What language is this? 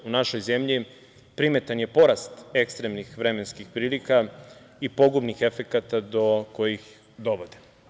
Serbian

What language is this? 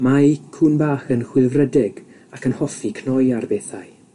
Welsh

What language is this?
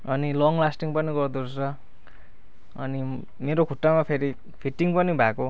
Nepali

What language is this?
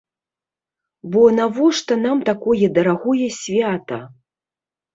Belarusian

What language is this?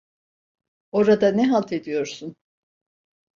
Turkish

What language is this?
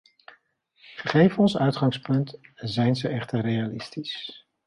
Dutch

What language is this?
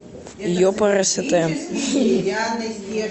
Russian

